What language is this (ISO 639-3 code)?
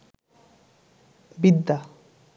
ben